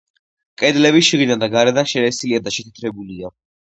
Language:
Georgian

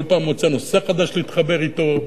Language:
Hebrew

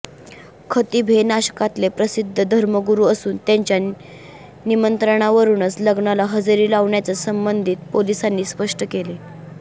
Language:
Marathi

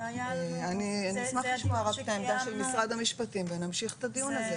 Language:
Hebrew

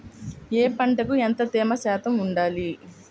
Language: Telugu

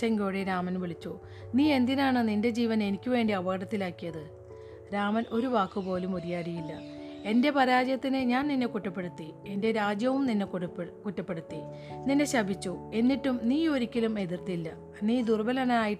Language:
Malayalam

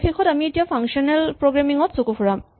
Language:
Assamese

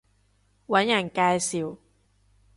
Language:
Cantonese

